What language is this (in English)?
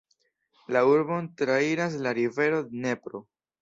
Esperanto